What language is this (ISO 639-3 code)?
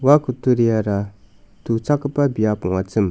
grt